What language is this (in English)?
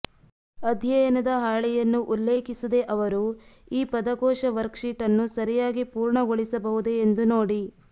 Kannada